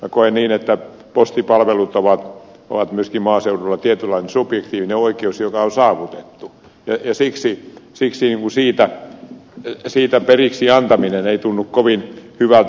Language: Finnish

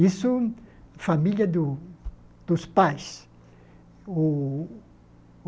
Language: Portuguese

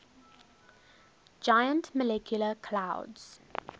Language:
English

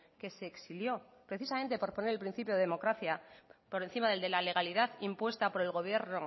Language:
Spanish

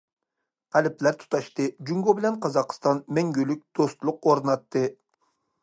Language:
Uyghur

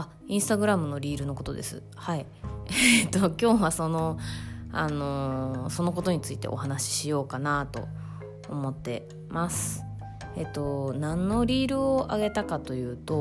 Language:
Japanese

